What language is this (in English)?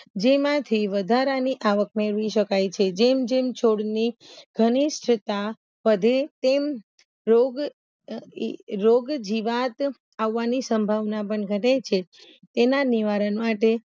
Gujarati